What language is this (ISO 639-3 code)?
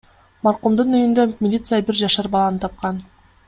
kir